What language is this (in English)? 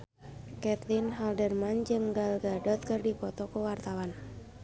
Sundanese